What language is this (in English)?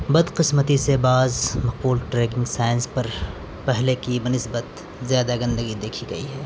Urdu